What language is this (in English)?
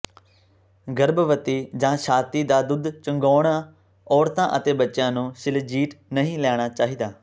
Punjabi